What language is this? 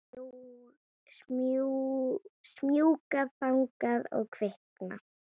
Icelandic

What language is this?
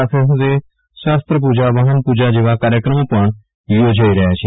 Gujarati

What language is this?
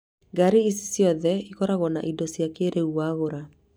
Kikuyu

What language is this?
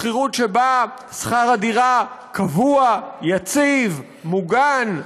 Hebrew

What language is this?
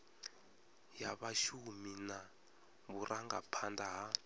Venda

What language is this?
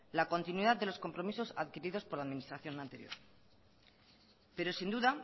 Spanish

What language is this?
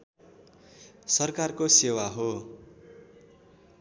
Nepali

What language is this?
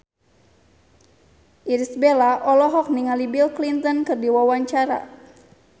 Sundanese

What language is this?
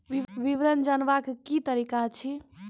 Maithili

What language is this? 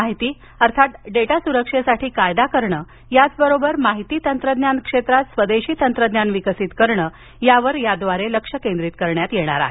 Marathi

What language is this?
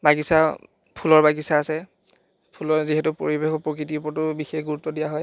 Assamese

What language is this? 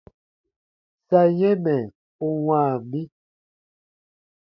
Baatonum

